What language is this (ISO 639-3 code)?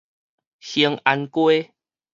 nan